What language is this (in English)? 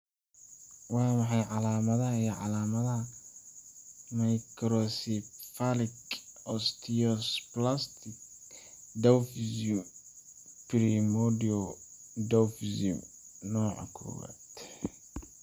Somali